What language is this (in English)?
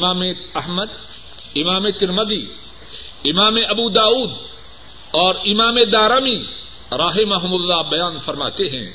Urdu